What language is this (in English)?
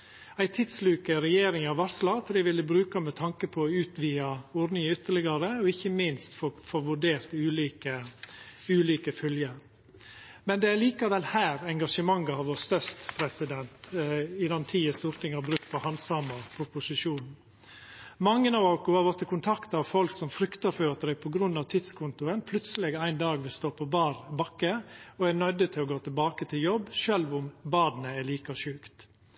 Norwegian Nynorsk